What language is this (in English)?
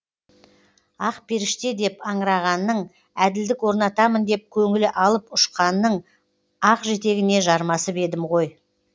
Kazakh